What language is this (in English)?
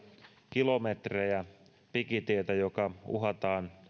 Finnish